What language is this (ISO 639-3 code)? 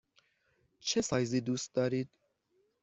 fas